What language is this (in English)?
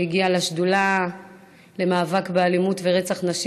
Hebrew